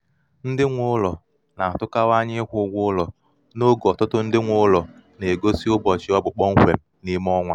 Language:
Igbo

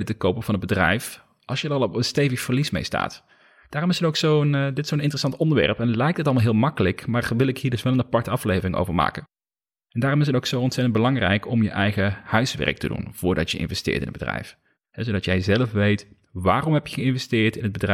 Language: Dutch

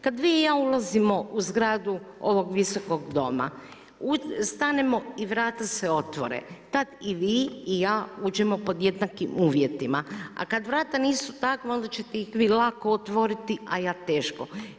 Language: Croatian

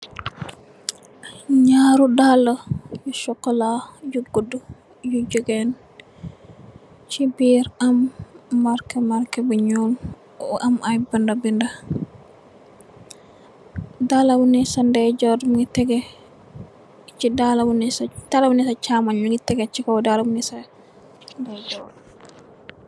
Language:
Wolof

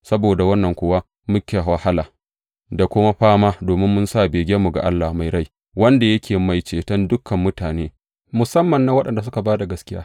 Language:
Hausa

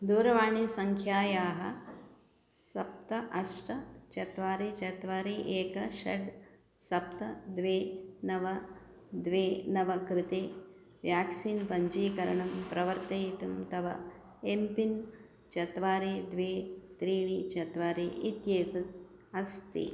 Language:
Sanskrit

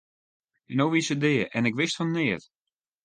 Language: Western Frisian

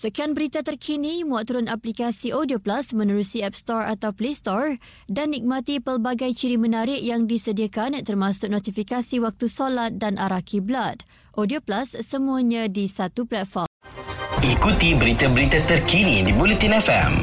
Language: Malay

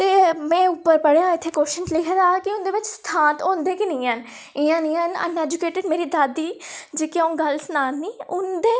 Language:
Dogri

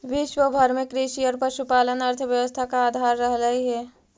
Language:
Magahi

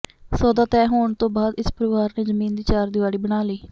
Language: Punjabi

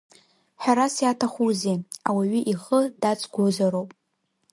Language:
Abkhazian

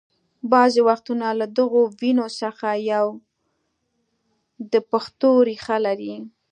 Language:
Pashto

